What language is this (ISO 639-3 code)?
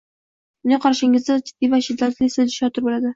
uzb